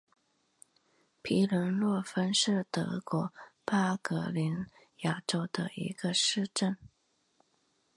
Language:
Chinese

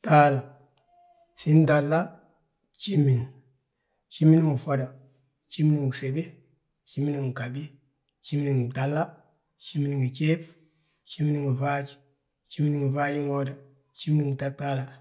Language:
Balanta-Ganja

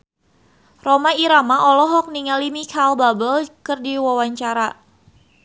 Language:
Sundanese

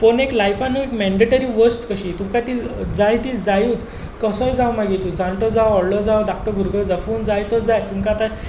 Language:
Konkani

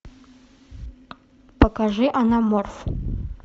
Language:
Russian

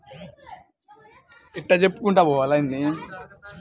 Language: Telugu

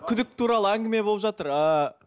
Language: Kazakh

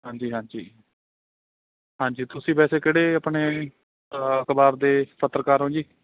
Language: Punjabi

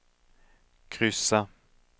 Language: Swedish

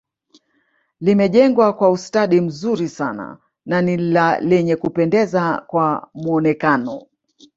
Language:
Swahili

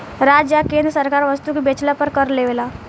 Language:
Bhojpuri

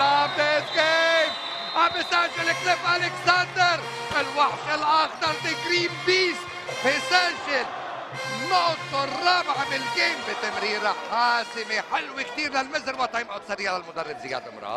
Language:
Arabic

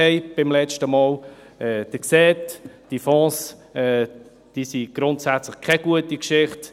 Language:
Swiss German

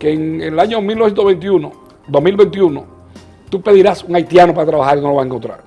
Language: Spanish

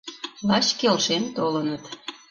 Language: Mari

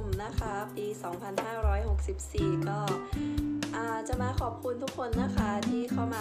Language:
Thai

